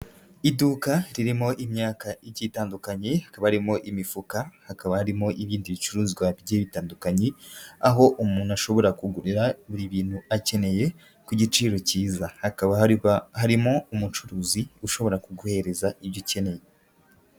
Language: Kinyarwanda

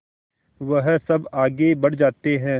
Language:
Hindi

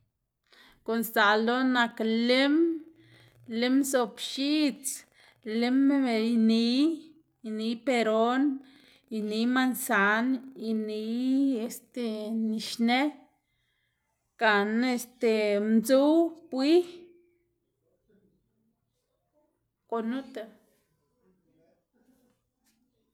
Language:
Xanaguía Zapotec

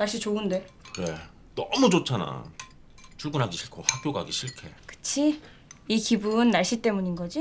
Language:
Korean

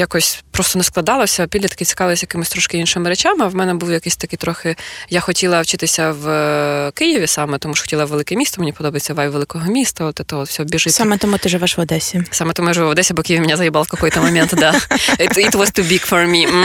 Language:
Ukrainian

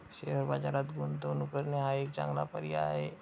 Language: Marathi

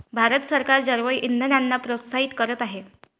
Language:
Marathi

